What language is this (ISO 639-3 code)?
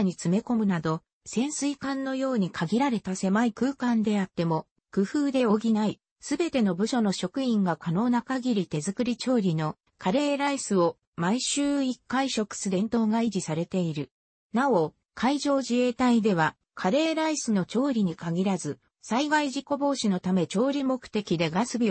jpn